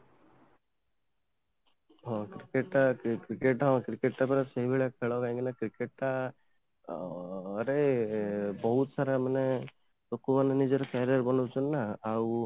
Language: Odia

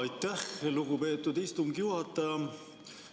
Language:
Estonian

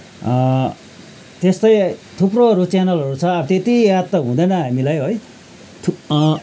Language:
Nepali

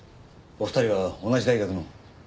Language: Japanese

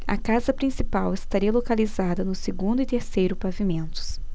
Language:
Portuguese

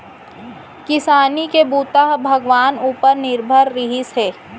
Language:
Chhattisgarhi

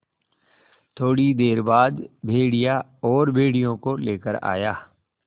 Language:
Hindi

